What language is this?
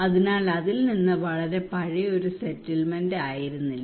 Malayalam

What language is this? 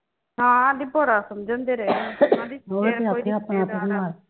Punjabi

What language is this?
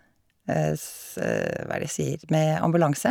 Norwegian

